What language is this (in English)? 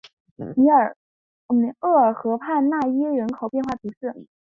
Chinese